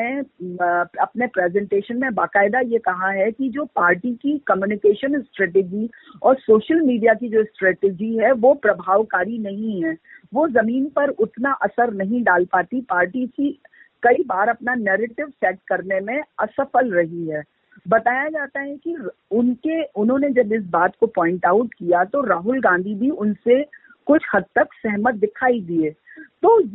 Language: Hindi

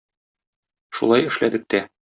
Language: Tatar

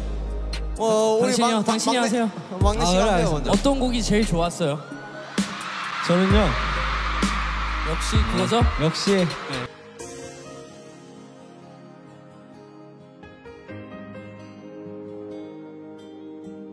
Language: Portuguese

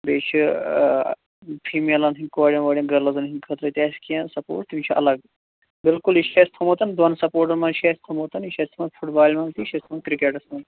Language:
Kashmiri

